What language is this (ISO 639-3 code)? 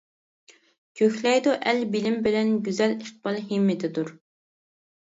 uig